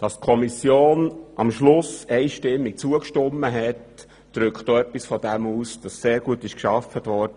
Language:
Swiss German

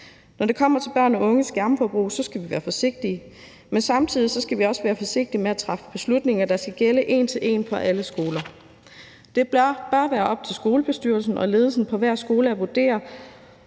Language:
Danish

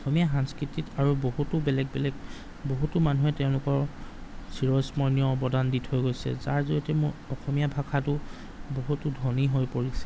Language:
Assamese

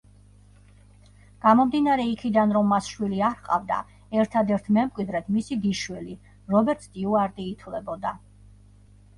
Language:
Georgian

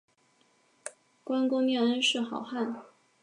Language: Chinese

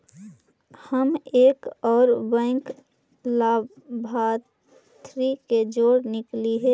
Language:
Magahi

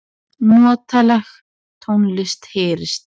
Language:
Icelandic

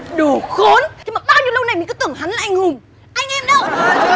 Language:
Vietnamese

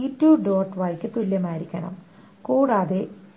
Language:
Malayalam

